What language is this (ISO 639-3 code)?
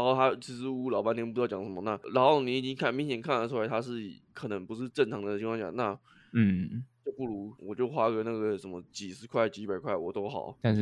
zho